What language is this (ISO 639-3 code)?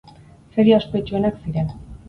eus